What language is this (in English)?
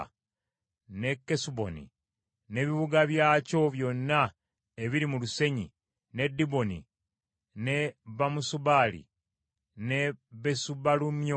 Ganda